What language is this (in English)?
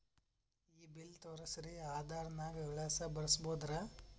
Kannada